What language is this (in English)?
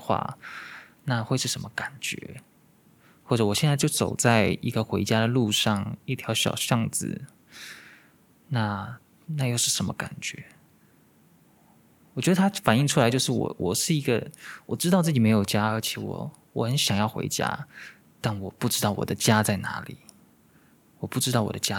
Chinese